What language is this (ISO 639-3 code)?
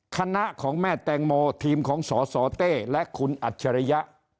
tha